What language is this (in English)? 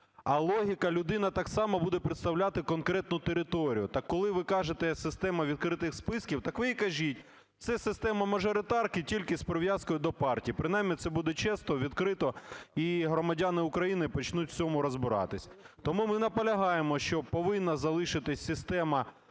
Ukrainian